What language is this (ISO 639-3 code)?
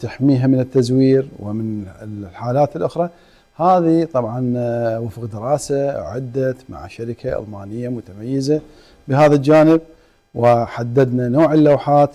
ara